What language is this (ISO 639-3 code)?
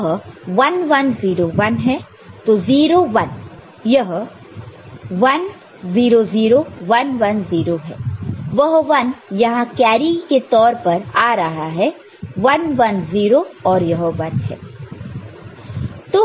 hin